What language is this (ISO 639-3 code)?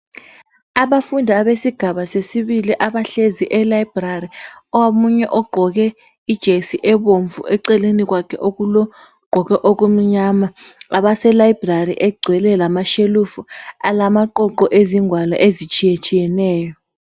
nde